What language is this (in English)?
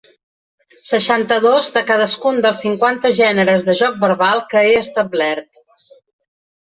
Catalan